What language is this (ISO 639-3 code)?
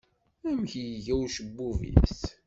kab